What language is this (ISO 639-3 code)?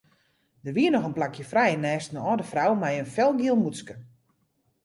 fry